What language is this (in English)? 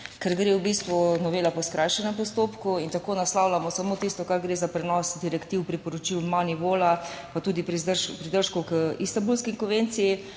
Slovenian